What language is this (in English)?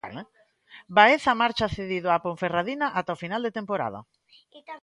Galician